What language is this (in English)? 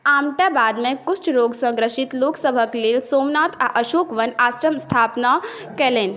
Maithili